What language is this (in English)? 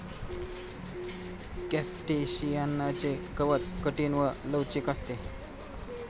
Marathi